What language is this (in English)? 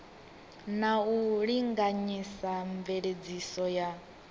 Venda